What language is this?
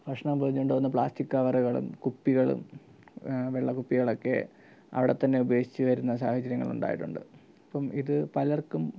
Malayalam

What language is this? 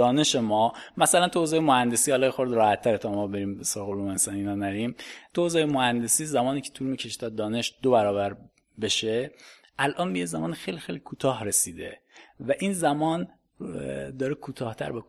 Persian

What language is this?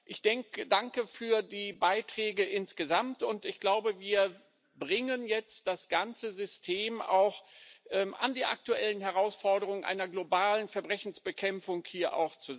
German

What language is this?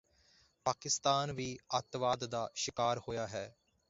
Punjabi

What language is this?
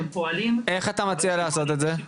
Hebrew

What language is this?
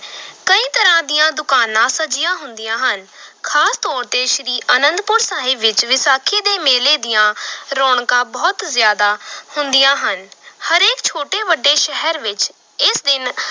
Punjabi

